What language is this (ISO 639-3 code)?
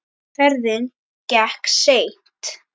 isl